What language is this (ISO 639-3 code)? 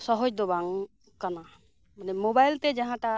sat